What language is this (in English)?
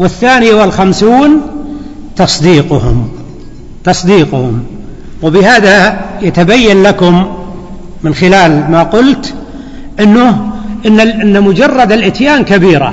Arabic